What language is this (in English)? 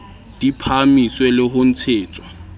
Southern Sotho